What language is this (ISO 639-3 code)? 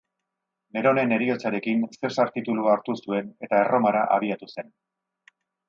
eus